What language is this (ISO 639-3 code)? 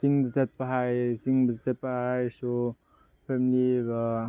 mni